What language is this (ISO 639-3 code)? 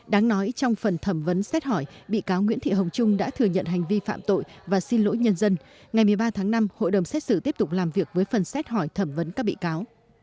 vie